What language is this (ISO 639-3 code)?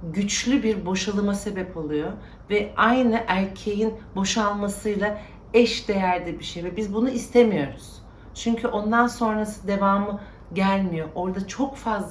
tur